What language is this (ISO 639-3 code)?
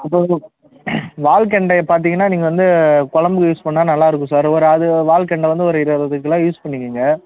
tam